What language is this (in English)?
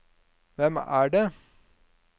Norwegian